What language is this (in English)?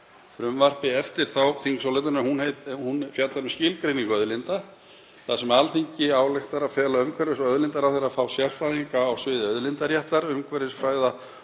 Icelandic